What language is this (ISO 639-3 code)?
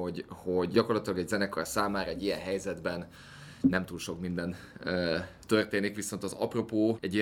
hun